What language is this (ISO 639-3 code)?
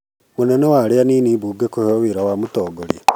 kik